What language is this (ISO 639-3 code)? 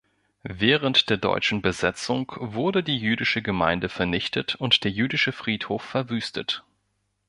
deu